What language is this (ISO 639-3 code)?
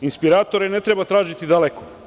srp